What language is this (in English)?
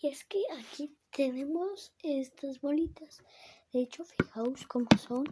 Spanish